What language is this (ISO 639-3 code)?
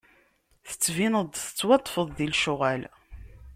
kab